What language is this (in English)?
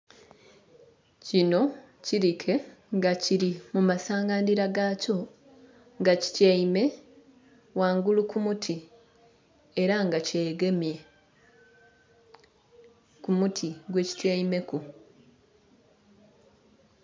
Soga